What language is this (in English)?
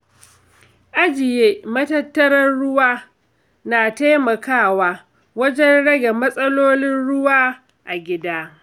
Hausa